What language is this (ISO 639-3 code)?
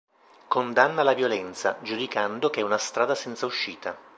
ita